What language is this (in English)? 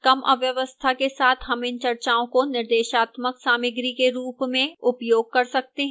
Hindi